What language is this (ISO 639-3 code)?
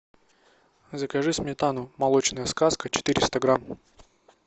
rus